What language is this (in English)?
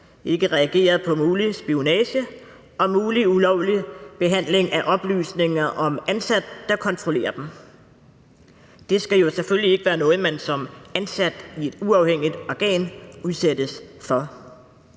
Danish